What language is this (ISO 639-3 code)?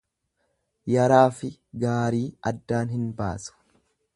orm